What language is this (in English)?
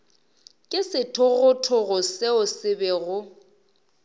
Northern Sotho